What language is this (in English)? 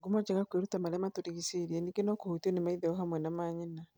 Kikuyu